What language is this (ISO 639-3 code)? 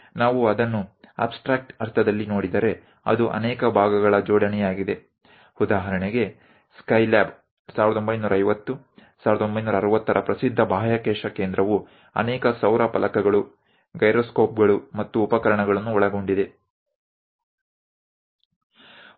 guj